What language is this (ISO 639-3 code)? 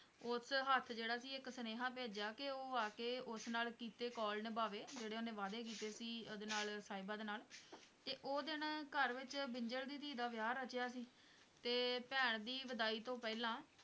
pan